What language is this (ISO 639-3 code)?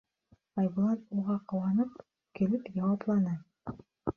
bak